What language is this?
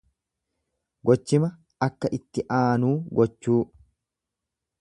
Oromo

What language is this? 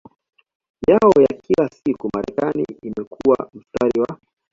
Swahili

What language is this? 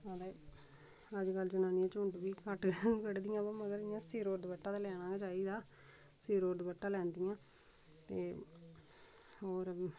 Dogri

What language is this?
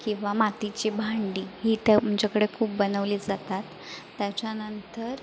Marathi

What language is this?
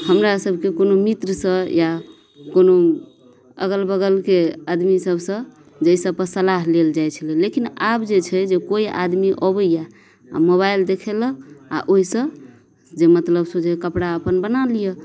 Maithili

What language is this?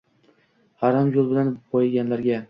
Uzbek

